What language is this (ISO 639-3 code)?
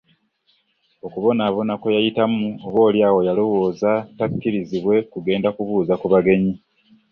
lug